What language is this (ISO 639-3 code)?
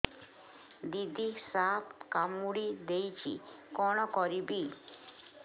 ori